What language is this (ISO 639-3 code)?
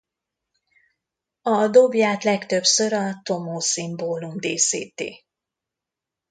hun